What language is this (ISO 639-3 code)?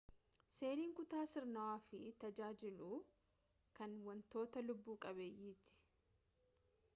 orm